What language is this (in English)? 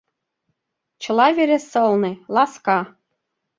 Mari